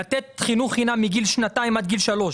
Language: Hebrew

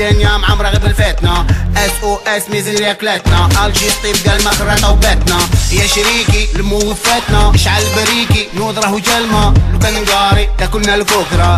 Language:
Portuguese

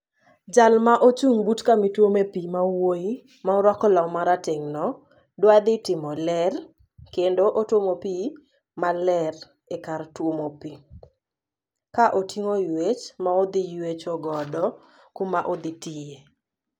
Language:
Luo (Kenya and Tanzania)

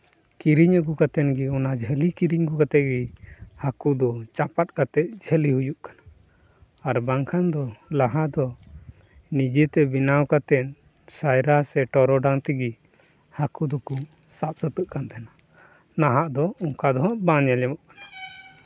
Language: Santali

